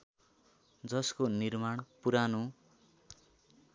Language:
Nepali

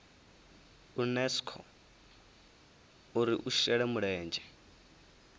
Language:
Venda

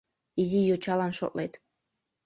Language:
Mari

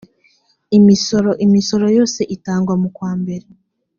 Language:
Kinyarwanda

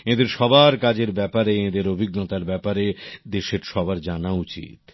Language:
Bangla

